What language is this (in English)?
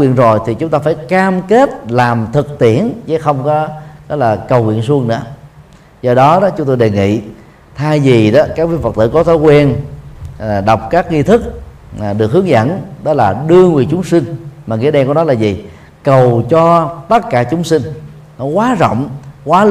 Vietnamese